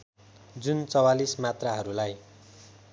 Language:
Nepali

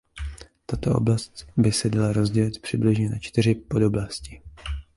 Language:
Czech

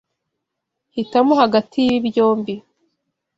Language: Kinyarwanda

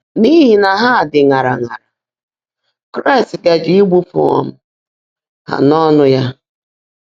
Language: Igbo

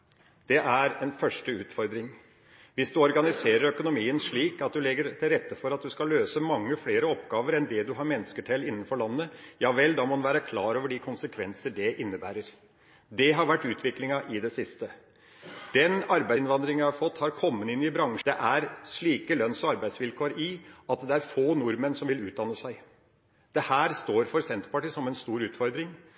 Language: Norwegian Bokmål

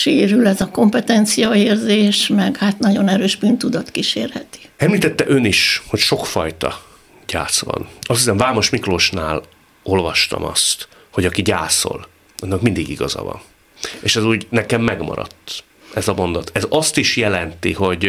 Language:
Hungarian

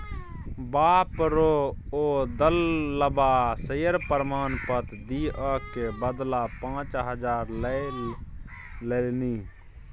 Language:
Maithili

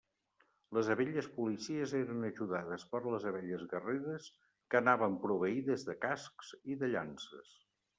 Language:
Catalan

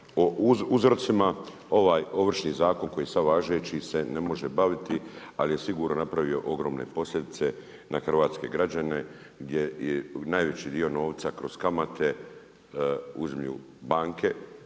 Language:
Croatian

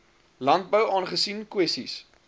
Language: Afrikaans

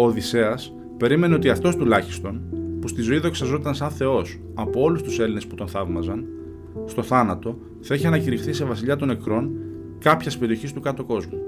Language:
Greek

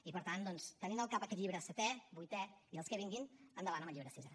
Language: Catalan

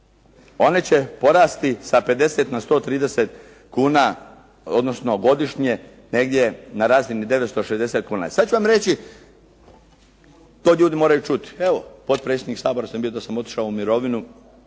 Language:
Croatian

